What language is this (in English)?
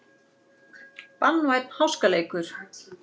Icelandic